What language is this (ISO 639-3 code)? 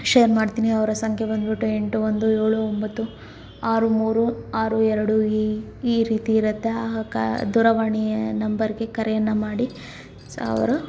kan